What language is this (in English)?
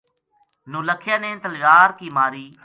Gujari